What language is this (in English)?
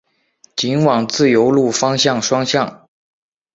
Chinese